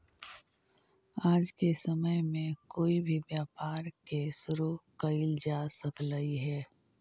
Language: Magahi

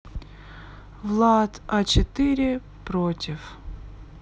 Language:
Russian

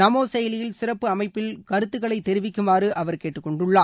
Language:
Tamil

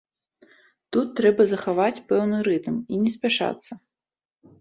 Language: Belarusian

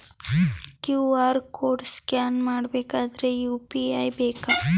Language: Kannada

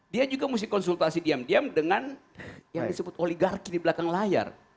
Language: Indonesian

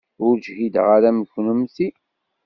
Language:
Kabyle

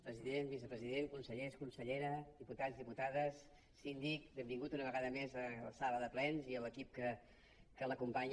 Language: Catalan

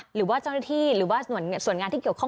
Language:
Thai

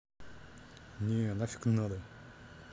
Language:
Russian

